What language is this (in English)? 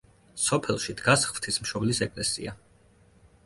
Georgian